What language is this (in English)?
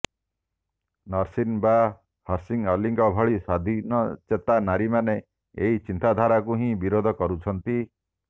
Odia